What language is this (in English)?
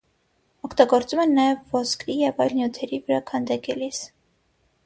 Armenian